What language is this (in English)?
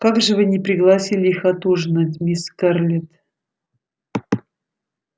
Russian